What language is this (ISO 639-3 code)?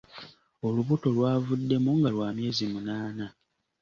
lug